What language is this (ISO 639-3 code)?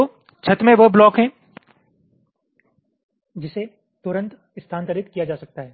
hin